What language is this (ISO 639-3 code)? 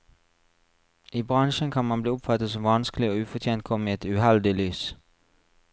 nor